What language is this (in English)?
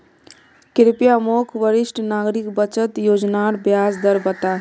Magahi